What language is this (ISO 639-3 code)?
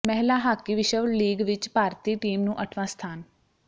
pan